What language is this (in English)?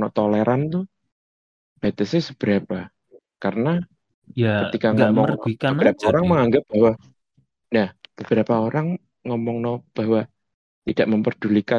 Indonesian